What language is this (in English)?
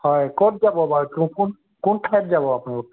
Assamese